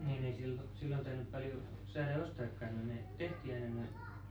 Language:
Finnish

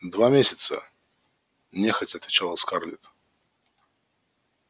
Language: Russian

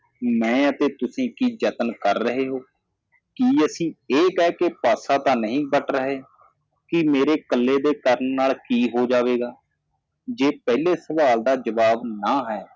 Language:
Punjabi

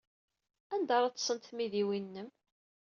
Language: Kabyle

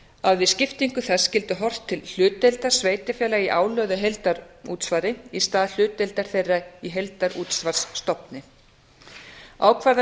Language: Icelandic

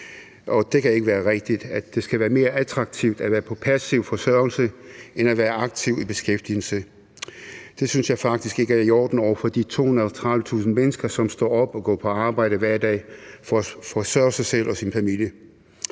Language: Danish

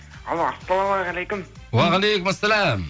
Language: Kazakh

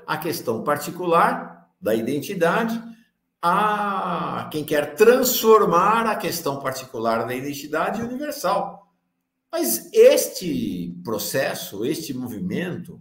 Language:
Portuguese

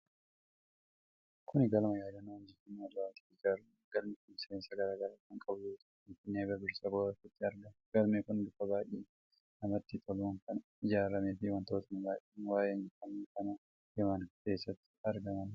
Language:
Oromo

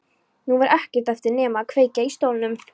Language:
Icelandic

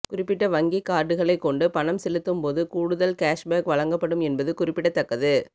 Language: Tamil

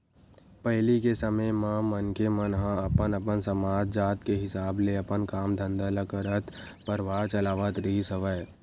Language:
Chhattisgarhi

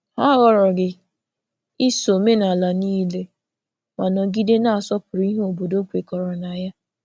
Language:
Igbo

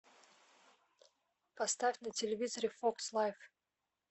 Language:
Russian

